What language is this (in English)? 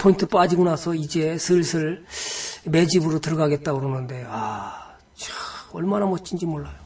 Korean